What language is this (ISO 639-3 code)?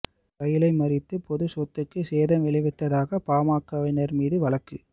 tam